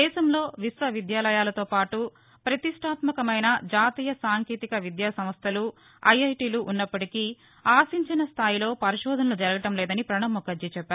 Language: Telugu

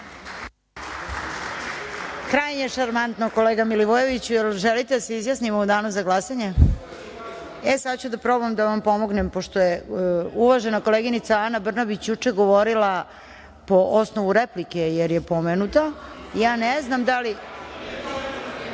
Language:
Serbian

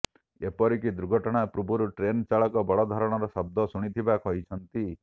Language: Odia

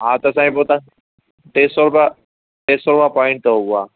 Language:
Sindhi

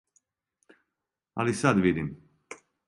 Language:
Serbian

